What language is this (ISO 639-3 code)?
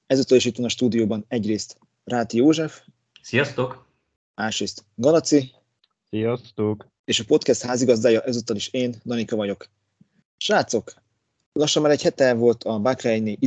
hun